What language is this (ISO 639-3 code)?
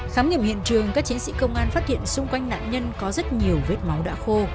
vie